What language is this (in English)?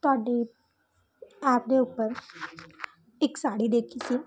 Punjabi